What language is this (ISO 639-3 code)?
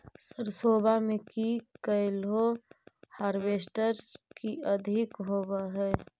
mag